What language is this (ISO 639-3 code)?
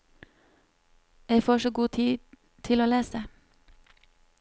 nor